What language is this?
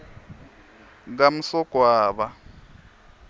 Swati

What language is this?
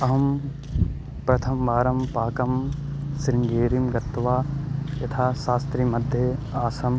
Sanskrit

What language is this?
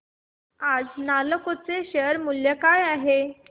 Marathi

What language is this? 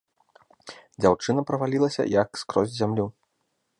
Belarusian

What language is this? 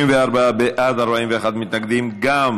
Hebrew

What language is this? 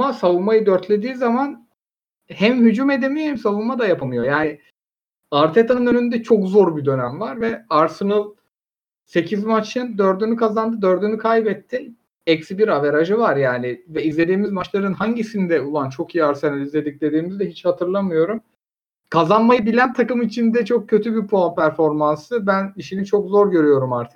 Turkish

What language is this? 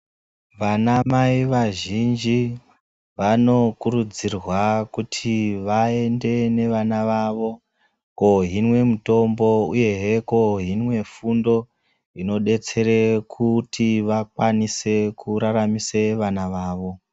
Ndau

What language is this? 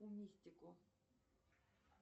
Russian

